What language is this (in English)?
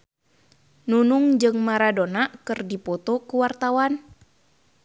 Sundanese